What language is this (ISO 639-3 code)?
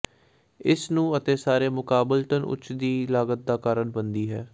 pan